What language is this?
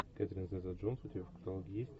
Russian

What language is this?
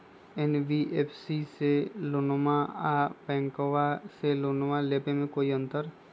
Magahi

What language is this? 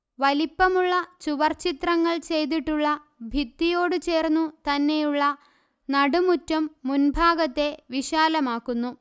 Malayalam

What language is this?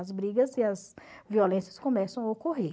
Portuguese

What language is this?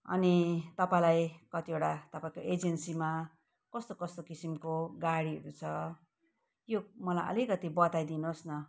Nepali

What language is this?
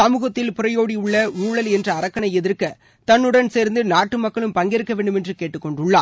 Tamil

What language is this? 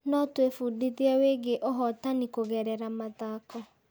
Kikuyu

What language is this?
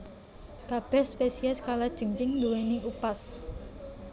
Javanese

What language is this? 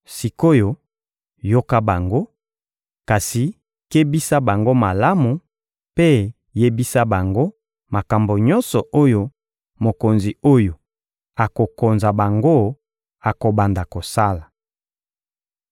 Lingala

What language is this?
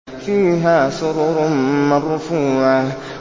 Arabic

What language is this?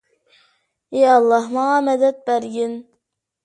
Uyghur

